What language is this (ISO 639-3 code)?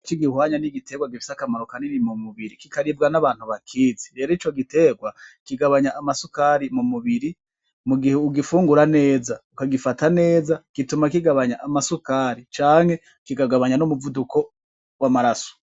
run